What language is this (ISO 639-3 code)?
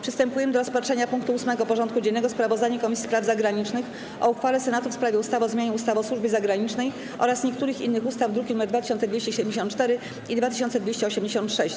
pol